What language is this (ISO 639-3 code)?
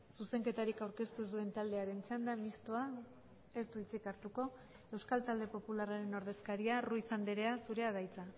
eus